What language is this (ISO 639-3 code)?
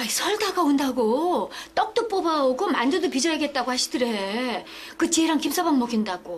kor